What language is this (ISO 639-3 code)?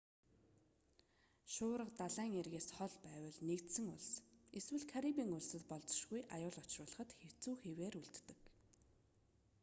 mon